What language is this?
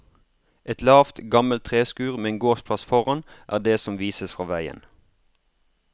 Norwegian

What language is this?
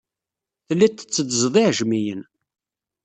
Kabyle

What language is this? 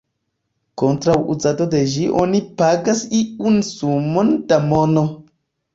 Esperanto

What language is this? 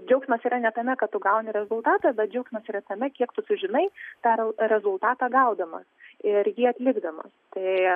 Lithuanian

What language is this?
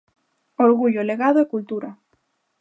Galician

